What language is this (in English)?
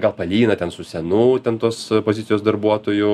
Lithuanian